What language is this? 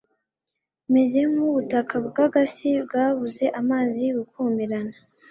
Kinyarwanda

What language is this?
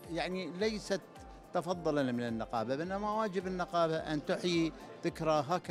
Arabic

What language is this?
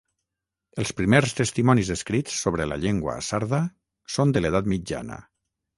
Catalan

